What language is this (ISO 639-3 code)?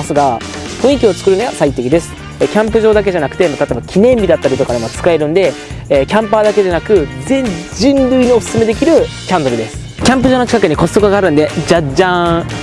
jpn